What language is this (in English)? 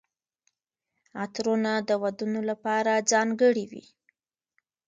Pashto